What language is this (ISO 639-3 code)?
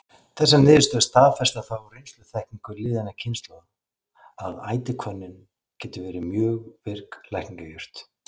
isl